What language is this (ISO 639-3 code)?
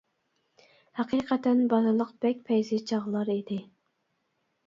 uig